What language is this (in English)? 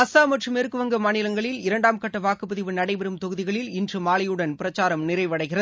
Tamil